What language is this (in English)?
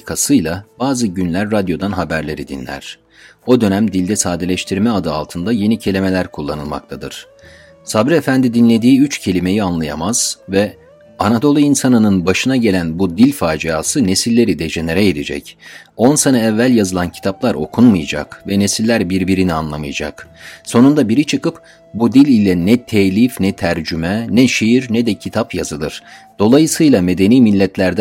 Turkish